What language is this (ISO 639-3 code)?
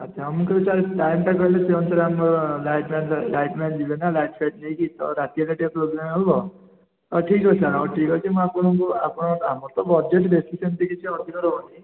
ori